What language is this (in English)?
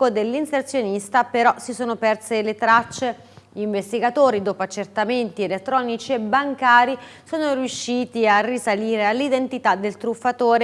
Italian